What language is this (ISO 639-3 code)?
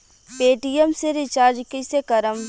bho